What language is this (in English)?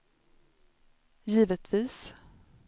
Swedish